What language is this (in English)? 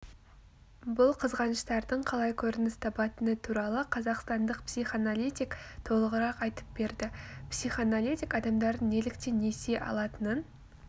Kazakh